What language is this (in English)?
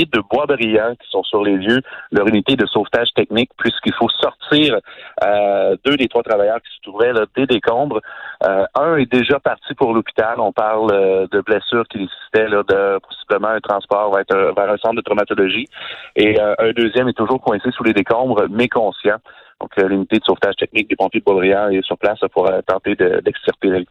French